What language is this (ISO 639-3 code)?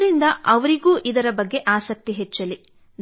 kan